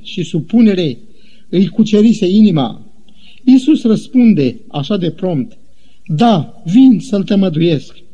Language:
Romanian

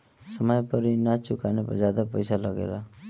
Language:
Bhojpuri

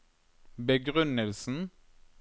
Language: Norwegian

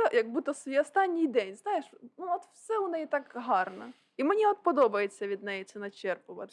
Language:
Ukrainian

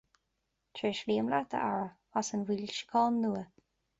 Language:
Irish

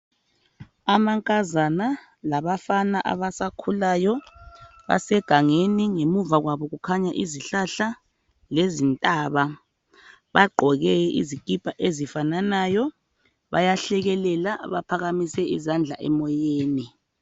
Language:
North Ndebele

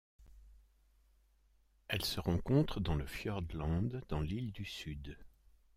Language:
French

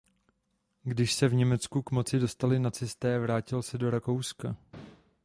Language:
Czech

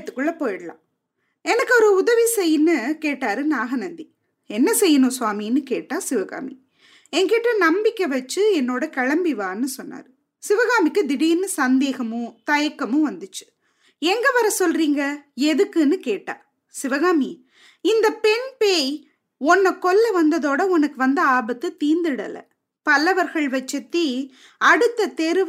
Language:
Tamil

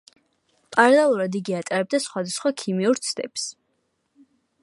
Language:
Georgian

